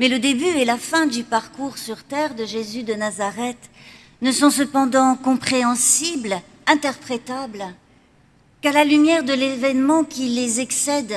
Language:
French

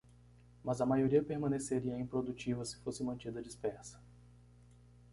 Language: Portuguese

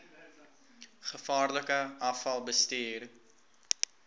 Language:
Afrikaans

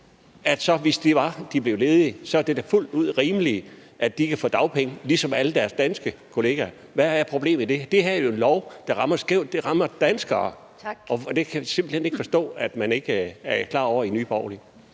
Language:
Danish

